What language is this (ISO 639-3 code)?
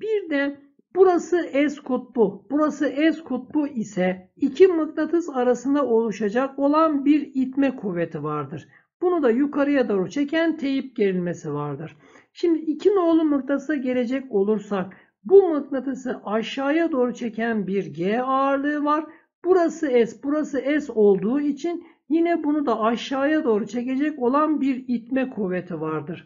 tur